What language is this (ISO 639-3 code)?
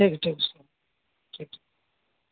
urd